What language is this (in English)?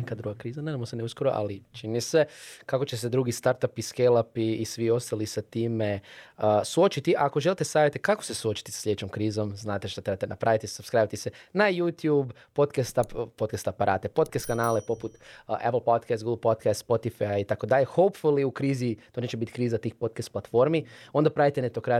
Croatian